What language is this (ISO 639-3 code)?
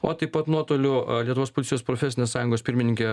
lit